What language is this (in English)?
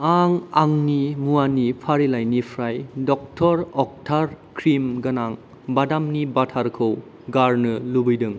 Bodo